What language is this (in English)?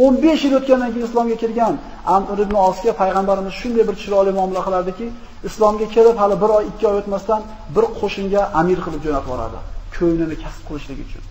Turkish